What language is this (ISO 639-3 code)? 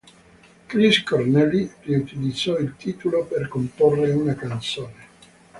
ita